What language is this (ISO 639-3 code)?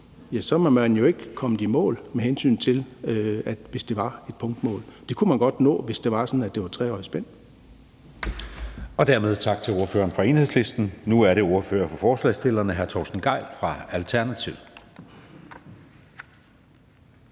dan